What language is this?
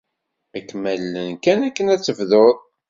Kabyle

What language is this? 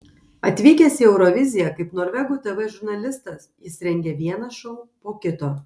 Lithuanian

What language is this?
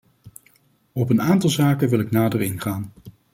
Dutch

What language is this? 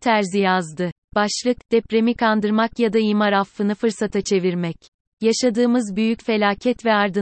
Turkish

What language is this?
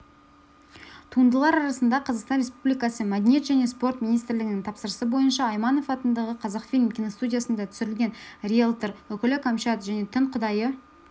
Kazakh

